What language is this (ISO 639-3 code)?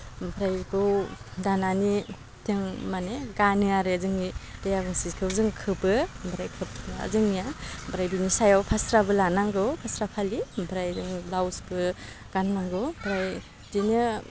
brx